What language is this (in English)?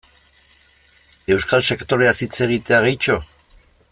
Basque